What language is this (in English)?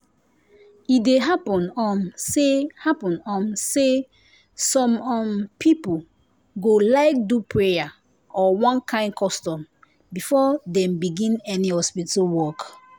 Nigerian Pidgin